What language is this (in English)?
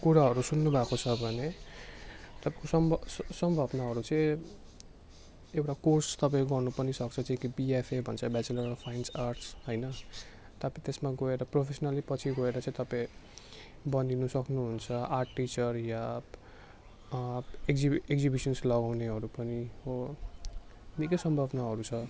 Nepali